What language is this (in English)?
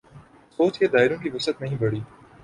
Urdu